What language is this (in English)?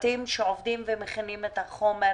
Hebrew